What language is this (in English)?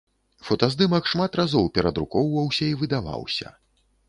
Belarusian